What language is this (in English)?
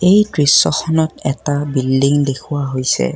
Assamese